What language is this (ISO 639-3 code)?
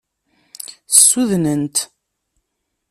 kab